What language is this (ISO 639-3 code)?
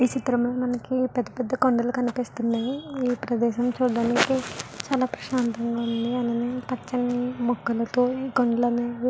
tel